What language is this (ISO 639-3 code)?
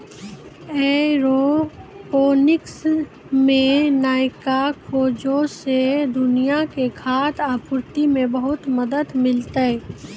mai